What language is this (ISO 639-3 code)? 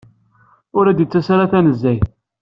kab